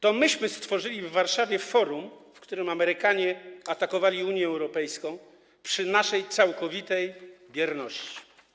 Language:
Polish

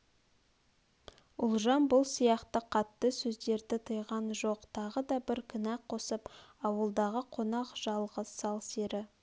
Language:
Kazakh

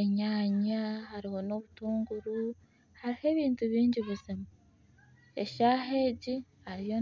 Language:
Nyankole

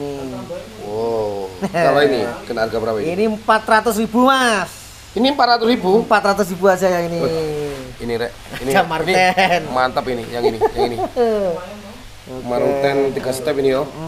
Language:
Indonesian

